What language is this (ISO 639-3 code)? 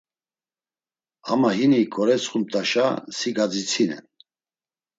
lzz